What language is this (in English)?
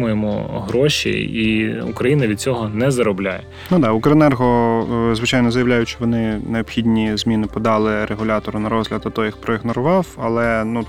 Ukrainian